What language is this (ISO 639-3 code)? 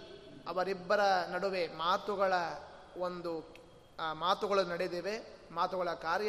kan